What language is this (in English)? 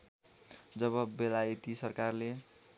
Nepali